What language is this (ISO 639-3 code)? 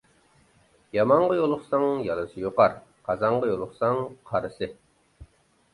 uig